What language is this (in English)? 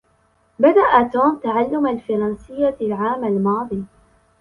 Arabic